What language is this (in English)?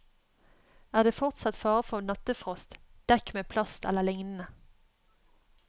Norwegian